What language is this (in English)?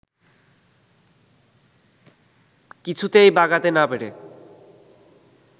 Bangla